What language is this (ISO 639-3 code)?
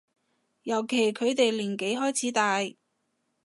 yue